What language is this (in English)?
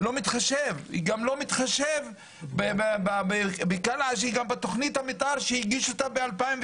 Hebrew